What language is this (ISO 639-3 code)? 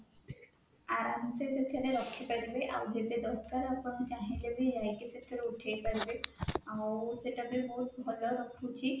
ori